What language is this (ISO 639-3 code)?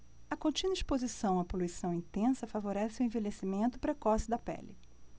por